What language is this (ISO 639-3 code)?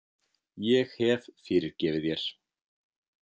isl